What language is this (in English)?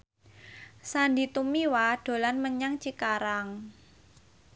Javanese